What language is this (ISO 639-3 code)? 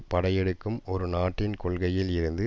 tam